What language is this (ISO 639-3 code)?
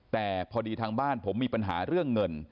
tha